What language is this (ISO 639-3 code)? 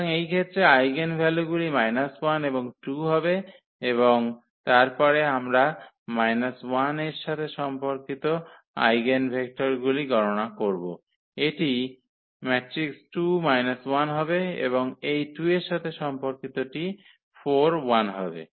ben